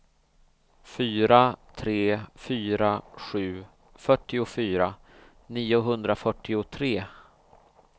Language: Swedish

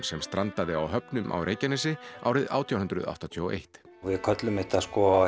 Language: Icelandic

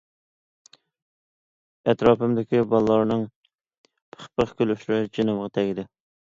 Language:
Uyghur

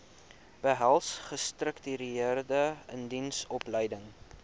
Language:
Afrikaans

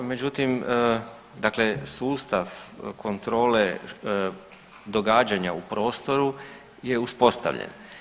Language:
Croatian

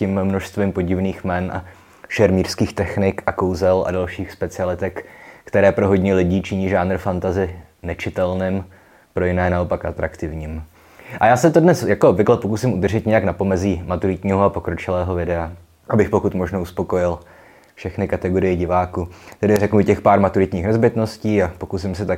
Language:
Czech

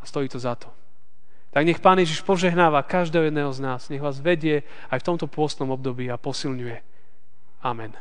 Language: Slovak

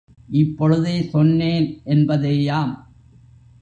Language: Tamil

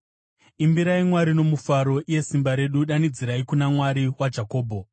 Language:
Shona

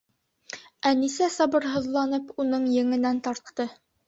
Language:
Bashkir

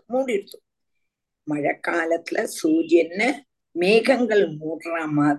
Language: Tamil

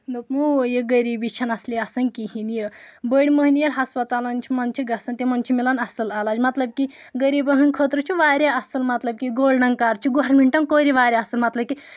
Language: Kashmiri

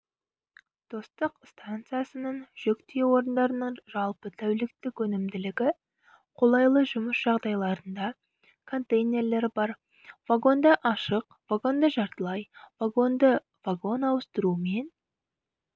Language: Kazakh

